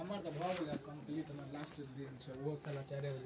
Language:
Maithili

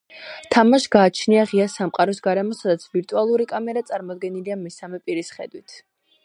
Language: Georgian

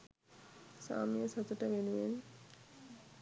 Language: Sinhala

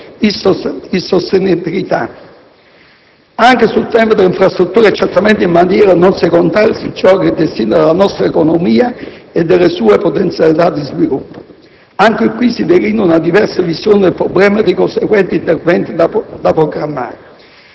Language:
Italian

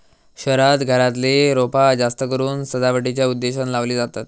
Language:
Marathi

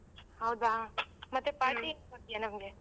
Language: Kannada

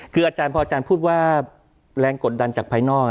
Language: Thai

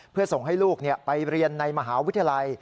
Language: Thai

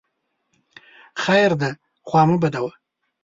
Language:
Pashto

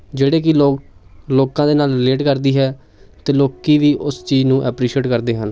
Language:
Punjabi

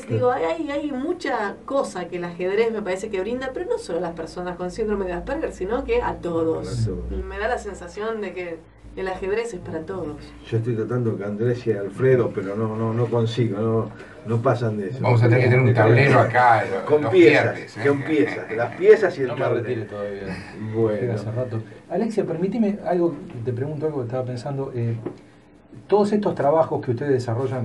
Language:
Spanish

